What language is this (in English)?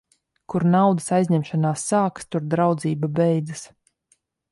Latvian